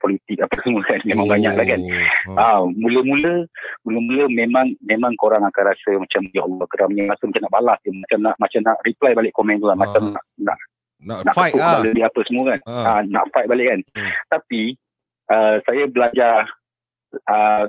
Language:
Malay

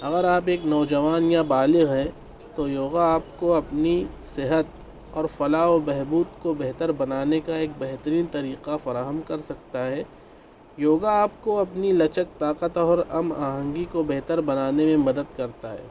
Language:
Urdu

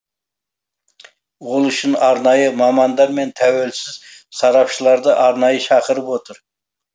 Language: Kazakh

